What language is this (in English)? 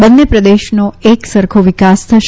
Gujarati